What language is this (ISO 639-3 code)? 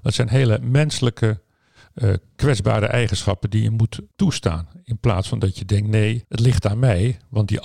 nld